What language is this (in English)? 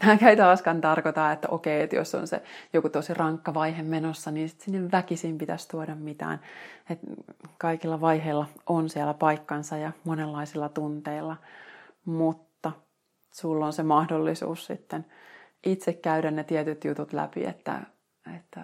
Finnish